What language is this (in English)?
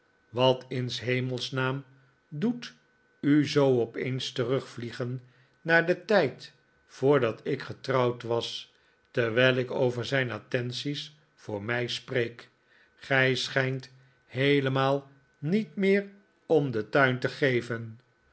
Dutch